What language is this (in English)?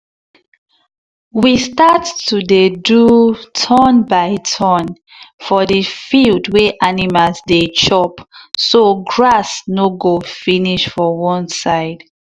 Nigerian Pidgin